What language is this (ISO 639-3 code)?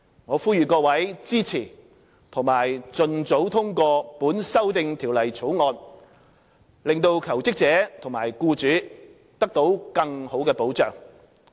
yue